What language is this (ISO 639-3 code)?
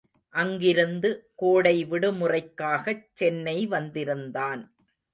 tam